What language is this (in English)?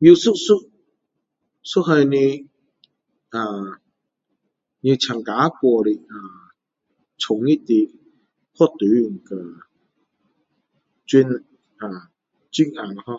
Min Dong Chinese